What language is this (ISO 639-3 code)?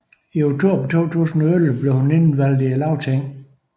dan